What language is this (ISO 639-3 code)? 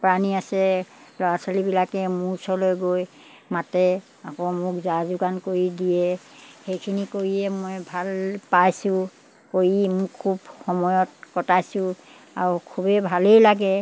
asm